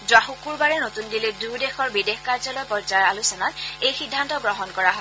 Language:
Assamese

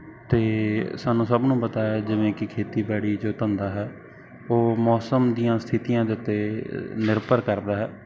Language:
Punjabi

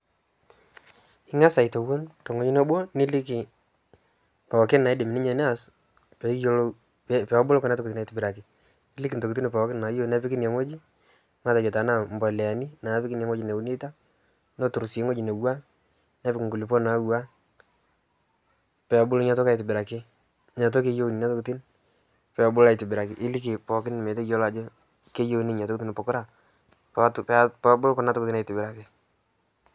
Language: Masai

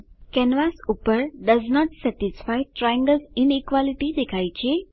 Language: Gujarati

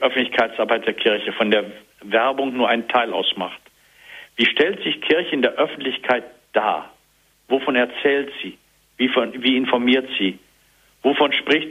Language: German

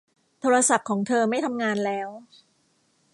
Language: Thai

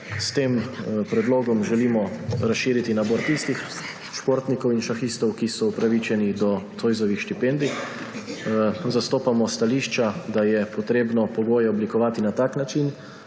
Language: Slovenian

